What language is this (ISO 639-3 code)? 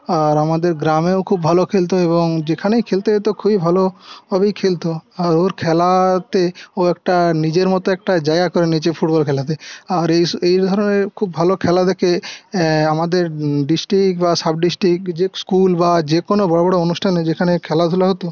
ben